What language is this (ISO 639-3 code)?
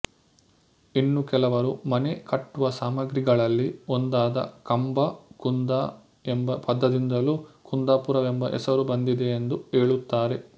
kan